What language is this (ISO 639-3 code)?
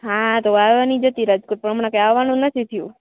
guj